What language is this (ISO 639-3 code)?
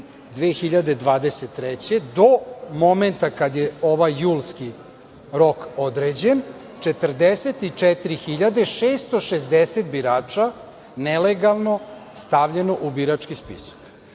srp